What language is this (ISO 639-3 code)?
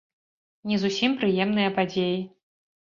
bel